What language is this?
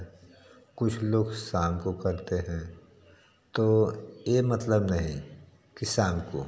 Hindi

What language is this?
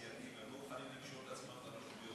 Hebrew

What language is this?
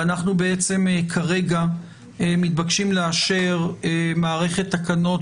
Hebrew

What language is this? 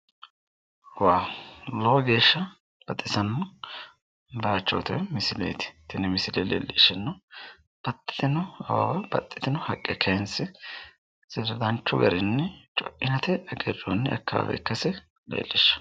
Sidamo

